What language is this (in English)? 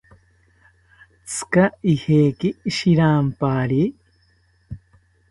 South Ucayali Ashéninka